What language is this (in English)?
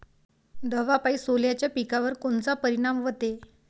Marathi